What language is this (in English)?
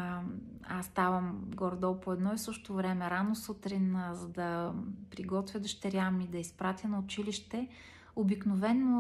Bulgarian